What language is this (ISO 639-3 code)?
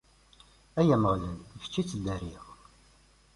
kab